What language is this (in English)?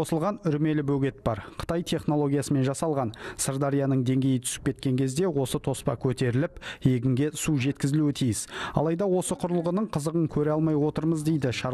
Turkish